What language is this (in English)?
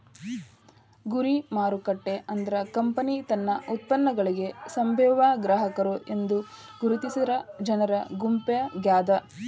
Kannada